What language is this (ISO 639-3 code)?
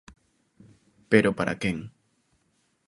glg